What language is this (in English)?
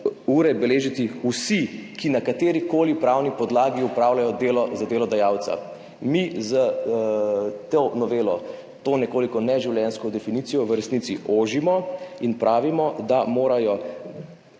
Slovenian